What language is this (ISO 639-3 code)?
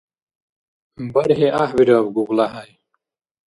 dar